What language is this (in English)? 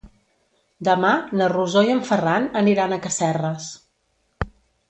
Catalan